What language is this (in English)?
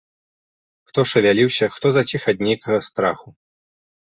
Belarusian